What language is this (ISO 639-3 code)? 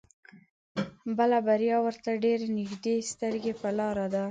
pus